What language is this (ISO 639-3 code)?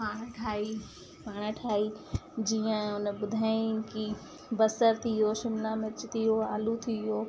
snd